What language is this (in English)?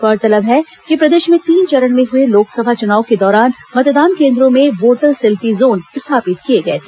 Hindi